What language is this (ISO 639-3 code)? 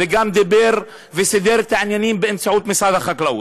heb